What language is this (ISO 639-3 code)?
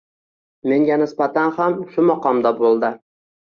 uzb